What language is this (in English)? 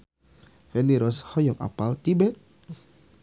Sundanese